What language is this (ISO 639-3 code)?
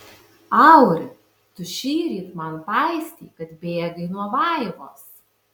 lit